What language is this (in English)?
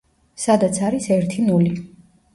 Georgian